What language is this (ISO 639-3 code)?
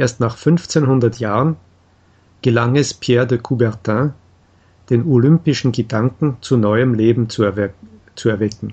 deu